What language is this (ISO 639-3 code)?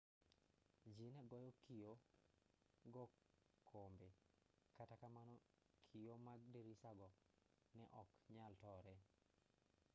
luo